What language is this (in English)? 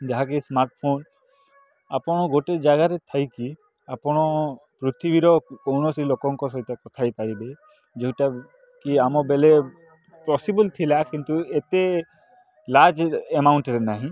Odia